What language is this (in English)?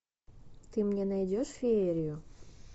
Russian